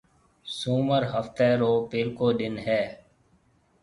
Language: Marwari (Pakistan)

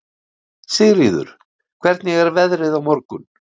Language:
Icelandic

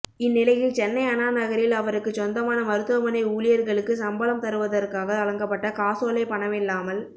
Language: Tamil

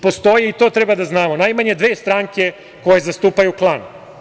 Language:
Serbian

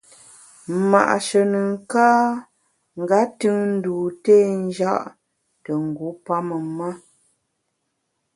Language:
Bamun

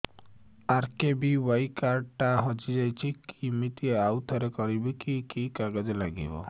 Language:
Odia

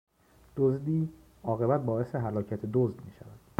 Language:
Persian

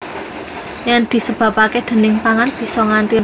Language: Javanese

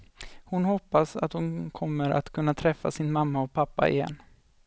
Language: Swedish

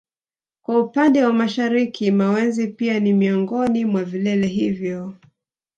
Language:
Swahili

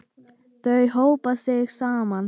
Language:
Icelandic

